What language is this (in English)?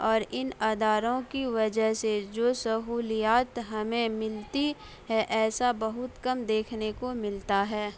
Urdu